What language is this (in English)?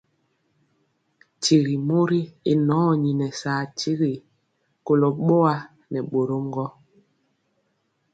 Mpiemo